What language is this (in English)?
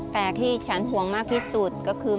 Thai